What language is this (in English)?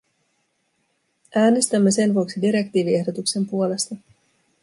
Finnish